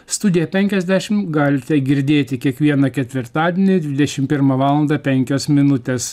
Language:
Lithuanian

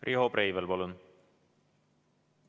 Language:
Estonian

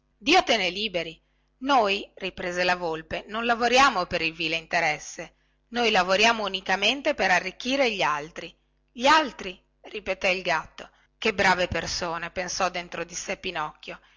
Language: Italian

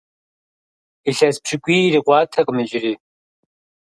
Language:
Kabardian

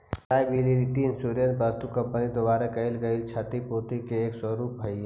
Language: Magahi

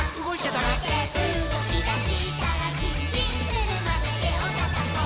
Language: Japanese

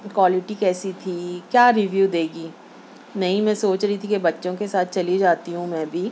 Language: Urdu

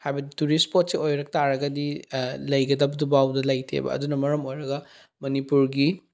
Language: Manipuri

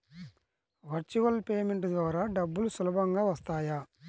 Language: Telugu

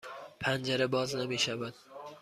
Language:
Persian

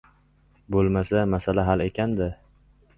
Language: Uzbek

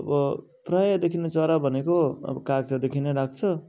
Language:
Nepali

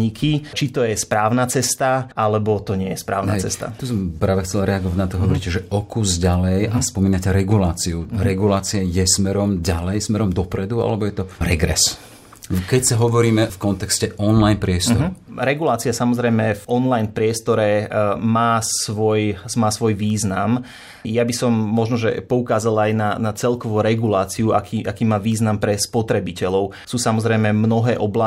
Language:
Slovak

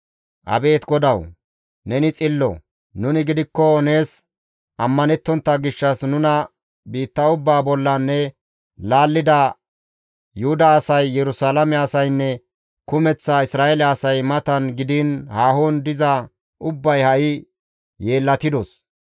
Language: Gamo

